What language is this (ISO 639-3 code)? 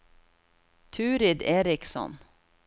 nor